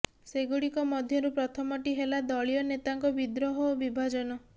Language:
Odia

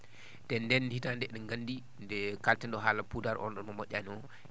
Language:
Fula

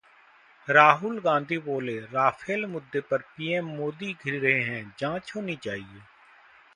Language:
Hindi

